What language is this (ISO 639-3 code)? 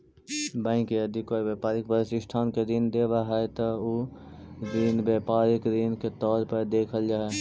mag